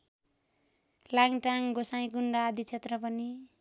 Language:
Nepali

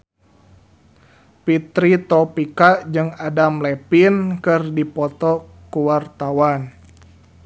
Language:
Sundanese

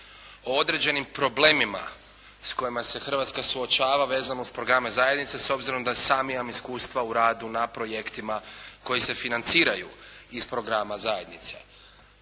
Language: Croatian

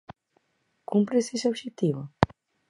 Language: Galician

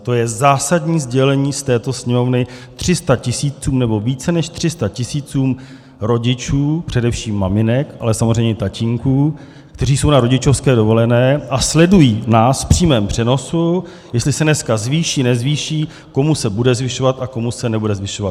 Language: Czech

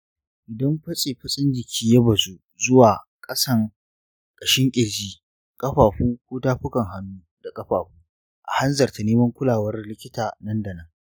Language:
Hausa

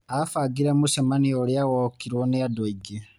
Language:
Kikuyu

